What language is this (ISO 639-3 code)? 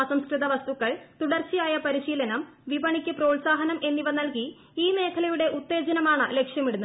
mal